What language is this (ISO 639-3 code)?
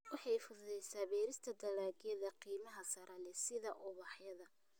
som